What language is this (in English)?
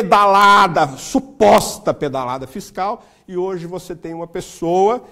Portuguese